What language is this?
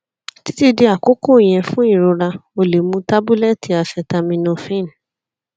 Yoruba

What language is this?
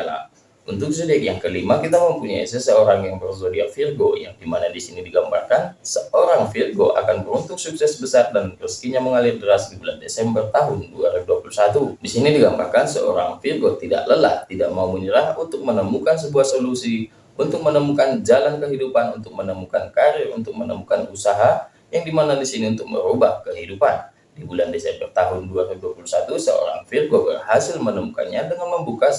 Indonesian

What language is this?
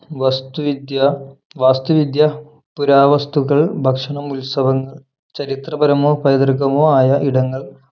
Malayalam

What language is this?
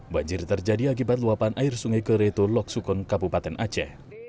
Indonesian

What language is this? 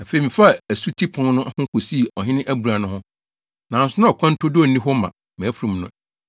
Akan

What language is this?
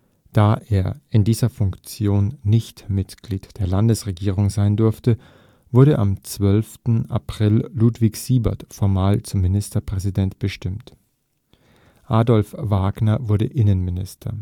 German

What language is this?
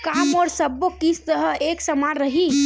Chhattisgarhi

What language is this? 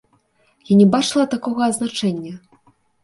Belarusian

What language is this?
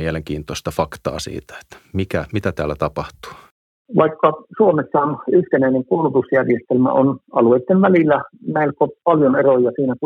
Finnish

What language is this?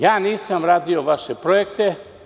Serbian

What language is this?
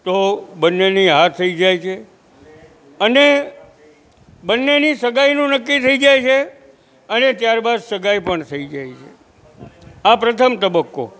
Gujarati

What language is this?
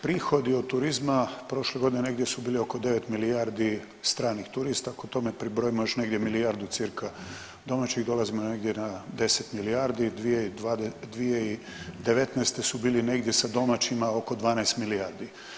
Croatian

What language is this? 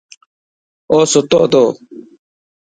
Dhatki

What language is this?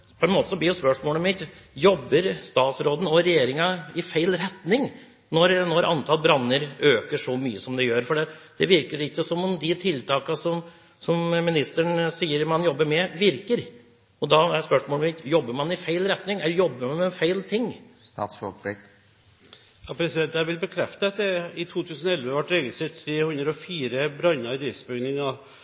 Norwegian Bokmål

